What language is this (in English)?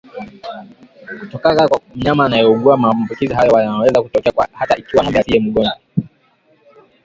Swahili